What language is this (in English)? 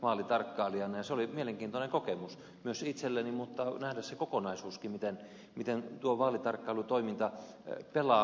Finnish